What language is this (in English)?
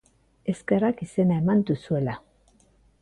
Basque